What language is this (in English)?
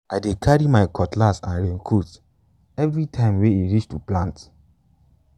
Nigerian Pidgin